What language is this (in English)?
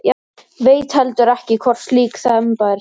Icelandic